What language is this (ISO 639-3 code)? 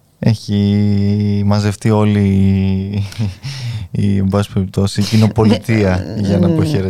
ell